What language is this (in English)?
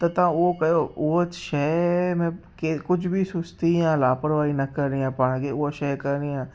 Sindhi